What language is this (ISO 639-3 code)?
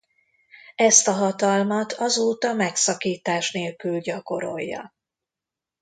hun